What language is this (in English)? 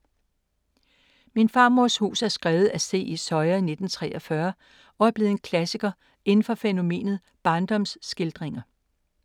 Danish